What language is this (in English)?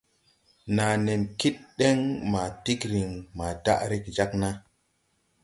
Tupuri